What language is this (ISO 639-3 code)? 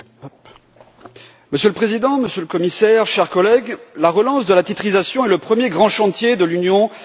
fra